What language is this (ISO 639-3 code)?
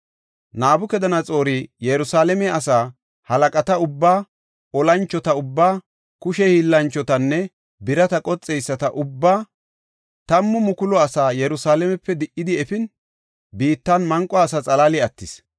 gof